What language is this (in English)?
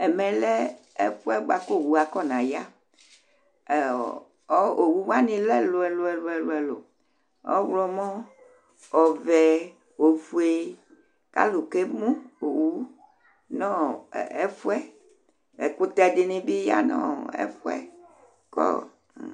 Ikposo